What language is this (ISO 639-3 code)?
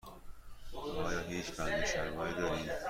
fas